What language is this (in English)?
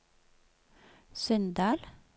Norwegian